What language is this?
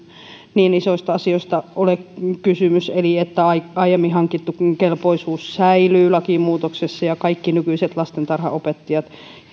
Finnish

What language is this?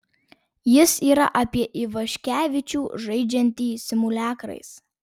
Lithuanian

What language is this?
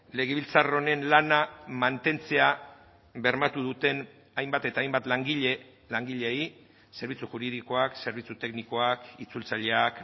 Basque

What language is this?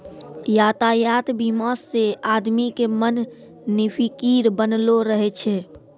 Maithili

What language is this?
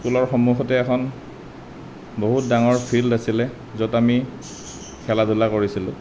Assamese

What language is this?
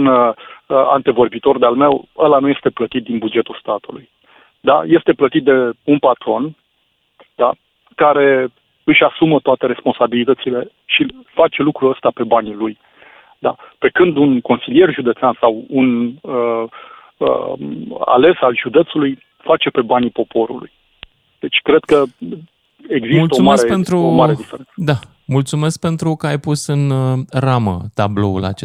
Romanian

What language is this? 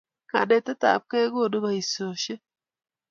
Kalenjin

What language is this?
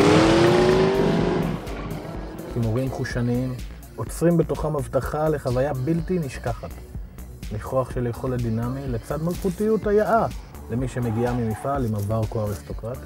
Hebrew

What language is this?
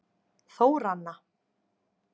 Icelandic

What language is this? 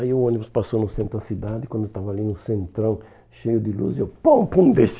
Portuguese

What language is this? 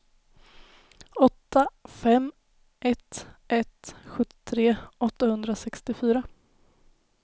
Swedish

